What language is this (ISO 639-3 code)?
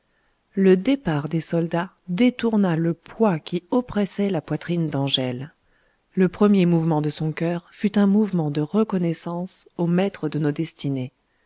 fra